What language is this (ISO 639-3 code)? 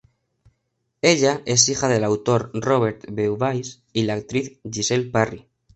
spa